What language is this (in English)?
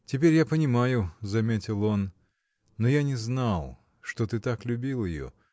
Russian